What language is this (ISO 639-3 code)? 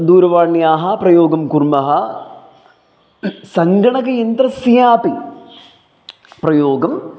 san